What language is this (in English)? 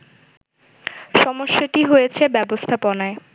Bangla